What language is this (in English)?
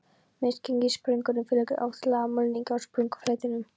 Icelandic